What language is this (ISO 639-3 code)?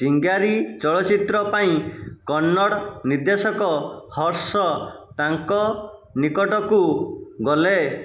ori